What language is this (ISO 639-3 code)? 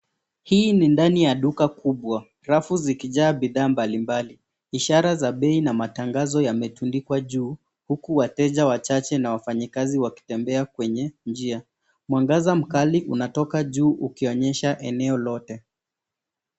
swa